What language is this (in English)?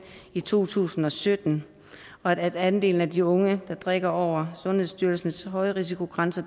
Danish